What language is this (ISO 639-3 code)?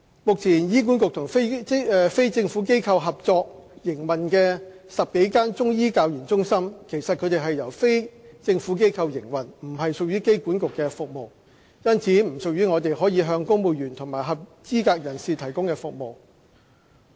yue